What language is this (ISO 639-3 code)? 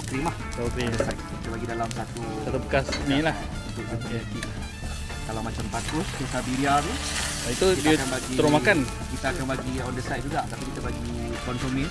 msa